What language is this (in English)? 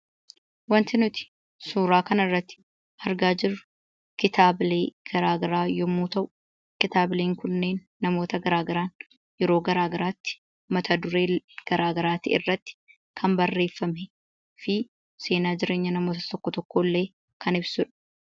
Oromo